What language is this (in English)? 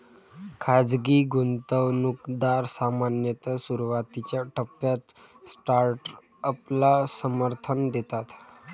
Marathi